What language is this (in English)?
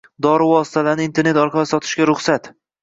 Uzbek